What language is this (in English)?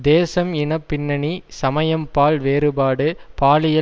Tamil